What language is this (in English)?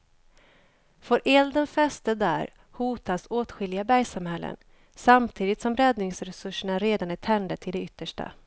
Swedish